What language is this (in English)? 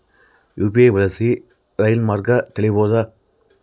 Kannada